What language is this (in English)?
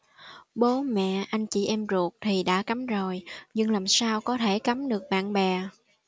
Vietnamese